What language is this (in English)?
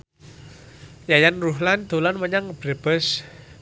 Javanese